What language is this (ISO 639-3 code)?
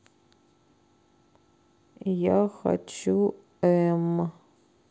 rus